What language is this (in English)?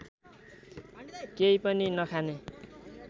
Nepali